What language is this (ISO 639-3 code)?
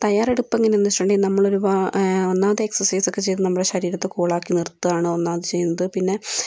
mal